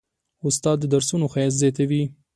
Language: Pashto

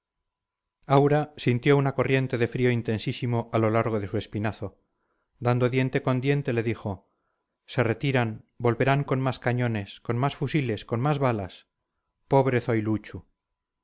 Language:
Spanish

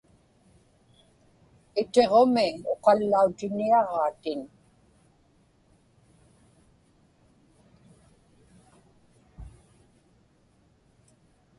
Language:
Inupiaq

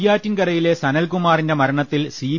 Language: Malayalam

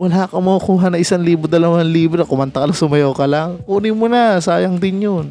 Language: Filipino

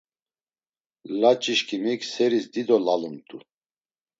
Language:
Laz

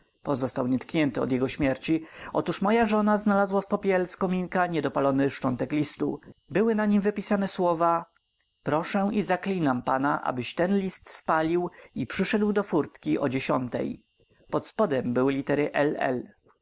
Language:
Polish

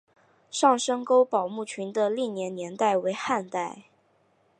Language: Chinese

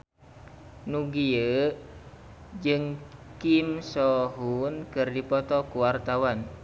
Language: Sundanese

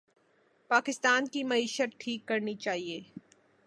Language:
Urdu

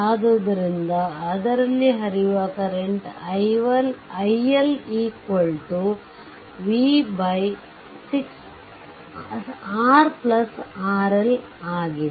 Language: Kannada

